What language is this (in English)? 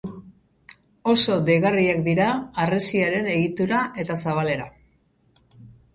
Basque